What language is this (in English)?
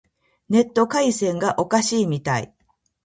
Japanese